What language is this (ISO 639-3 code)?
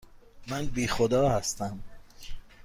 fas